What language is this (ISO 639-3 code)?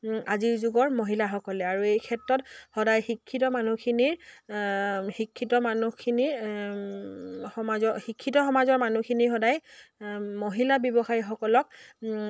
asm